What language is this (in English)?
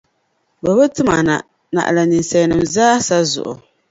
Dagbani